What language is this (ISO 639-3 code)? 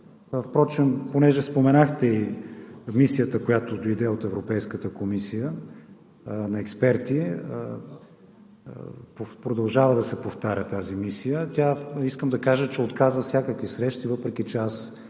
bul